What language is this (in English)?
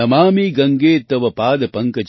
Gujarati